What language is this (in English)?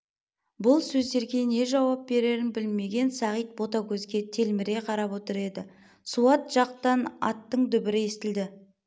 Kazakh